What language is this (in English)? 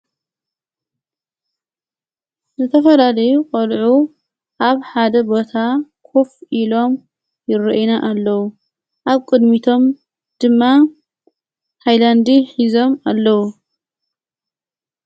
Tigrinya